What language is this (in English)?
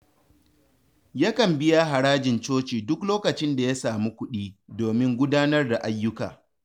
Hausa